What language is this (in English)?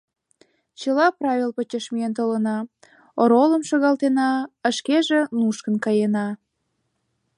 Mari